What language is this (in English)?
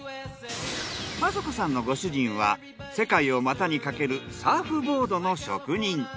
Japanese